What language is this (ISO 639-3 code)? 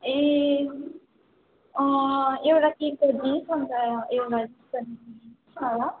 nep